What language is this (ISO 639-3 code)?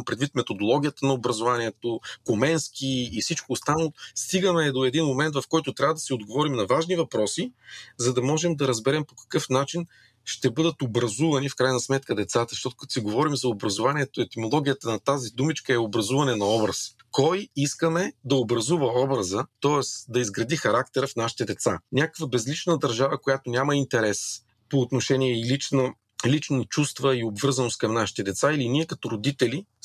bul